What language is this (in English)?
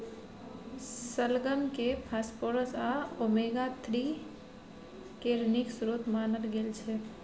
Maithili